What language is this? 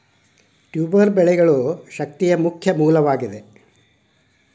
Kannada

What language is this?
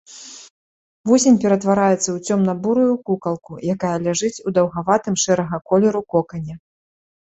Belarusian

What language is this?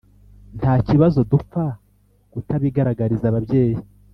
Kinyarwanda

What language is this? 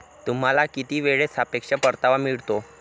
Marathi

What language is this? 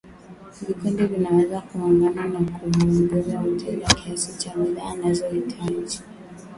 Swahili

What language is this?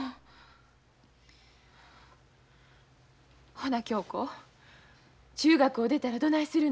Japanese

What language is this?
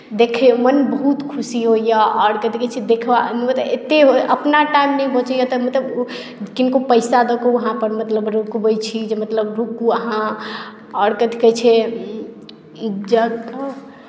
Maithili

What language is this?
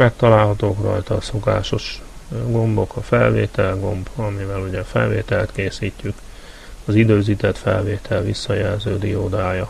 Hungarian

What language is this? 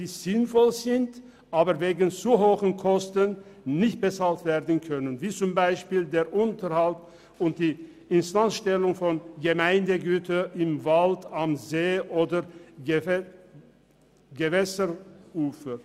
Swiss German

